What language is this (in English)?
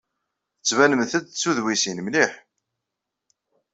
Kabyle